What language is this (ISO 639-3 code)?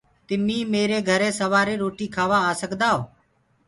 ggg